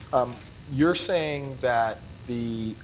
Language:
English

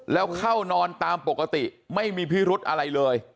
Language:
Thai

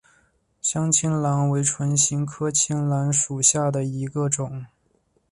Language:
Chinese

